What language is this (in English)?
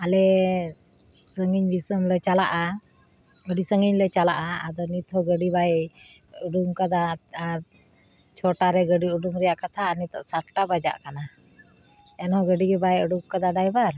Santali